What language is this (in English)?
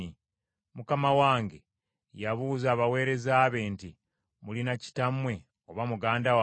Ganda